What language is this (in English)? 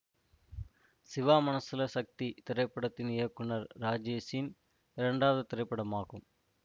Tamil